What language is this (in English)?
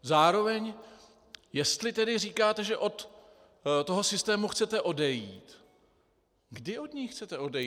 Czech